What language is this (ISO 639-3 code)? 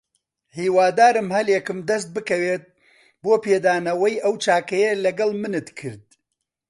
ckb